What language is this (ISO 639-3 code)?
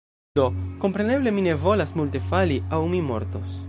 epo